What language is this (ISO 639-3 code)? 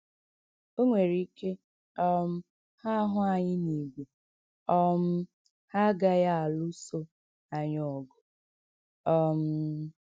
ibo